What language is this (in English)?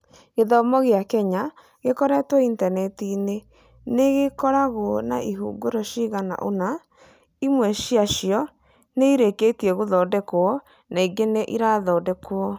Kikuyu